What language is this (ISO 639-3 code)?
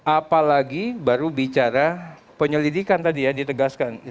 ind